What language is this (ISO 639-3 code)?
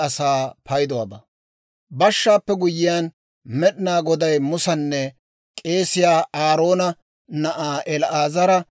dwr